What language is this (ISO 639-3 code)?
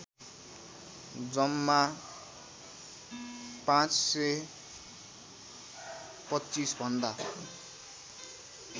nep